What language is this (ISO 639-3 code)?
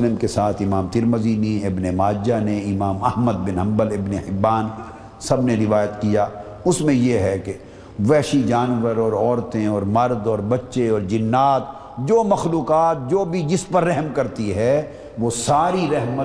urd